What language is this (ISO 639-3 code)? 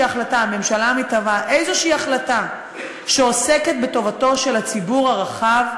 heb